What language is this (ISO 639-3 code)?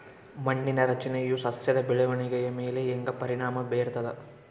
kan